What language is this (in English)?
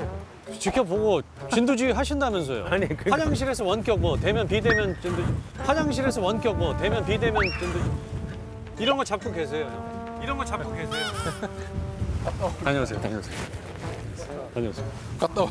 Korean